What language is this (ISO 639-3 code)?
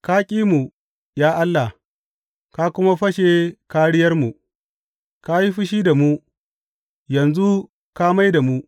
hau